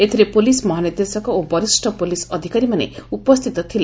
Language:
Odia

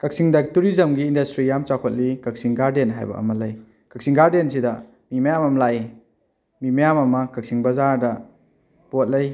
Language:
Manipuri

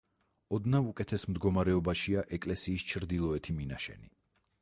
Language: Georgian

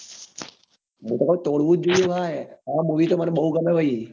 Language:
Gujarati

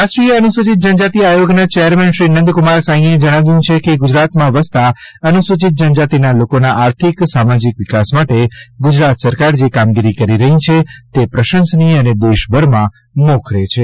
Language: Gujarati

